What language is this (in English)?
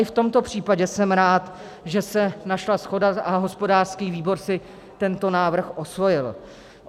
Czech